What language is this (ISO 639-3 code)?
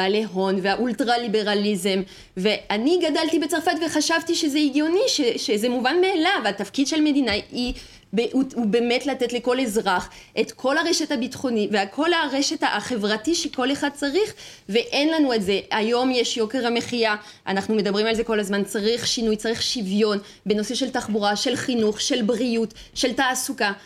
heb